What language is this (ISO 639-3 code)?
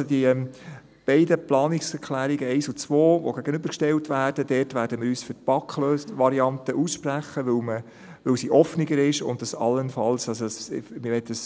gsw